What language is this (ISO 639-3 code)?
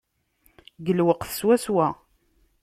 kab